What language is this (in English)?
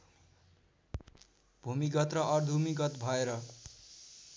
Nepali